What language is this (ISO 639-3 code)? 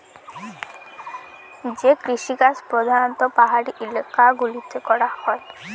ben